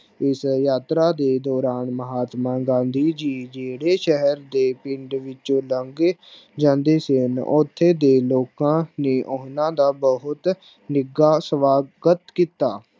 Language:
Punjabi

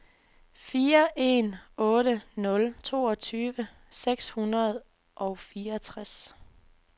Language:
Danish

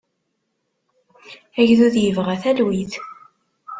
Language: Kabyle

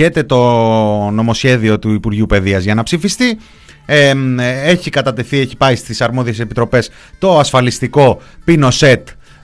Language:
Greek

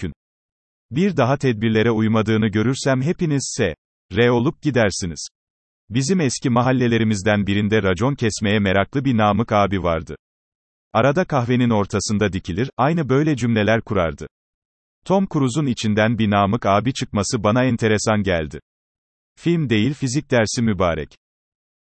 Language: Turkish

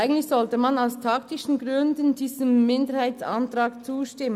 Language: Swiss German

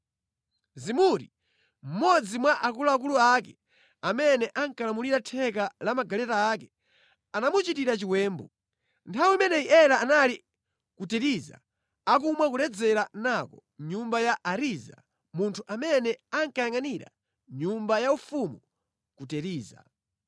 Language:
Nyanja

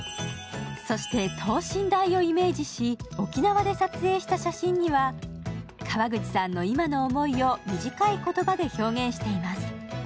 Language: Japanese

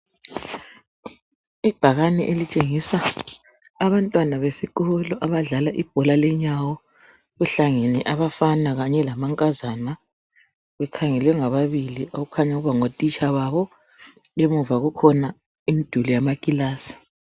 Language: North Ndebele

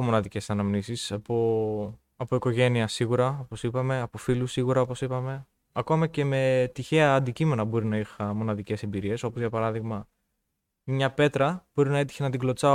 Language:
Greek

